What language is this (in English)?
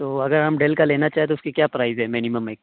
Urdu